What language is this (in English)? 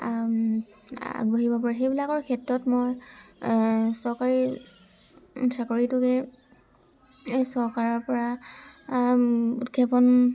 Assamese